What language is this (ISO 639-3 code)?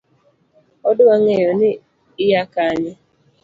luo